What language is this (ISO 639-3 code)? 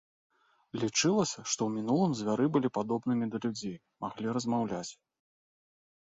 bel